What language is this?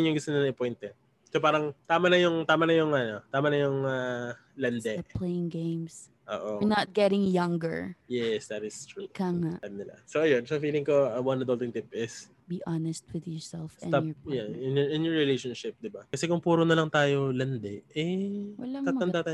Filipino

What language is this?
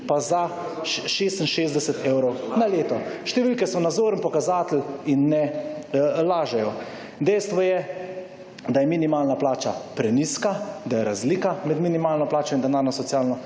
Slovenian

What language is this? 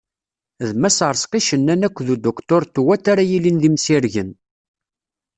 Kabyle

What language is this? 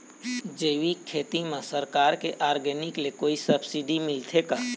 Chhattisgarhi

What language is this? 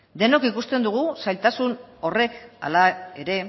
Basque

